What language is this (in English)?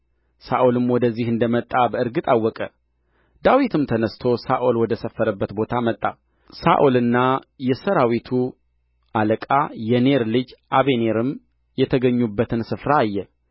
Amharic